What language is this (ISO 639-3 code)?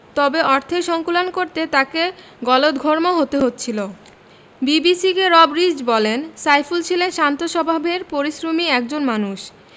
ben